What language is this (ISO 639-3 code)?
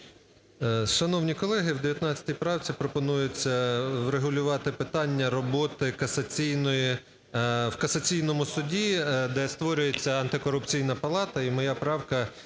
ukr